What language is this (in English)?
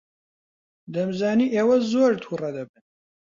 Central Kurdish